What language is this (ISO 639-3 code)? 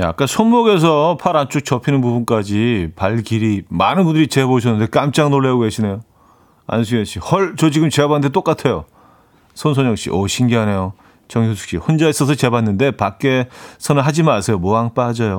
kor